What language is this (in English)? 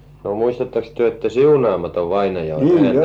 Finnish